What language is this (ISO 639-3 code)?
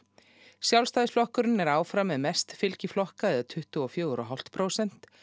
isl